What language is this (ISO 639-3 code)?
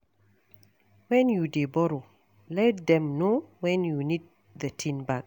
pcm